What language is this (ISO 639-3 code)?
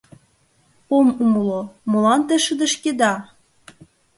chm